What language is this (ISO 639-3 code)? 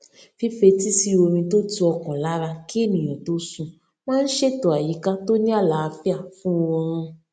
yor